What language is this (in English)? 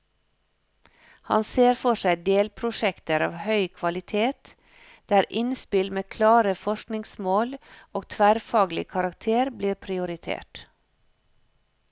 Norwegian